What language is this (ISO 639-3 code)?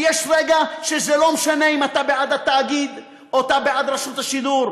heb